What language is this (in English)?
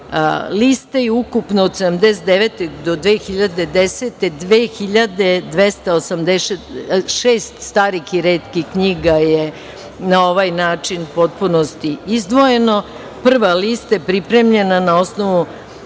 Serbian